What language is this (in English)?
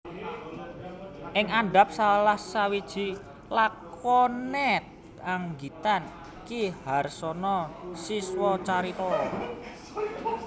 Javanese